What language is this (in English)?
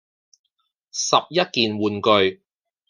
Cantonese